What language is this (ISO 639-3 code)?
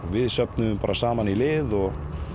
isl